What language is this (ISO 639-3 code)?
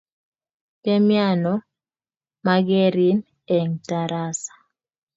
kln